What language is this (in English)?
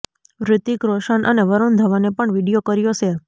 Gujarati